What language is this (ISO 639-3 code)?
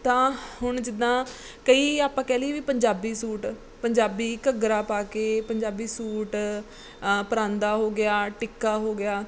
pan